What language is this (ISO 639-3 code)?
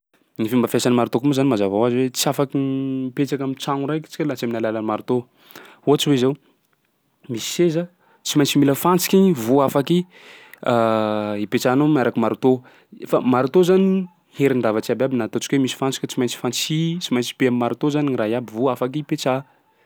skg